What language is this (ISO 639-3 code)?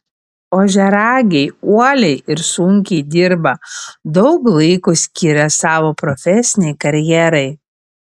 lit